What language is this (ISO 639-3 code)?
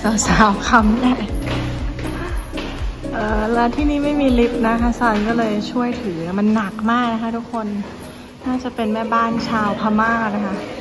tha